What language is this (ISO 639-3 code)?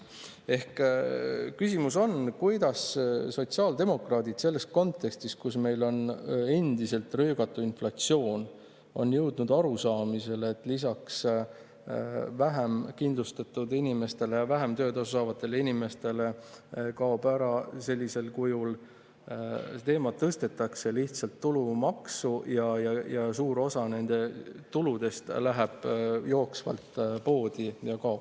est